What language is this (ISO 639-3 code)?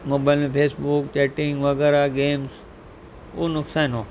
snd